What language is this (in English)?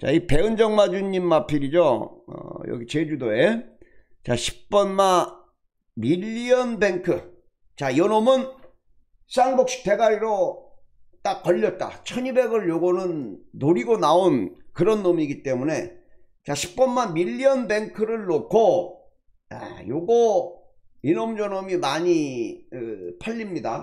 Korean